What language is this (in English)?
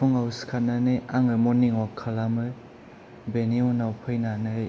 Bodo